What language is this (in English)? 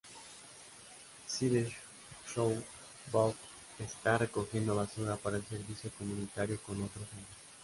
Spanish